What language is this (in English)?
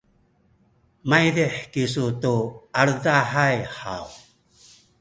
Sakizaya